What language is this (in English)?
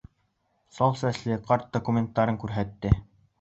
Bashkir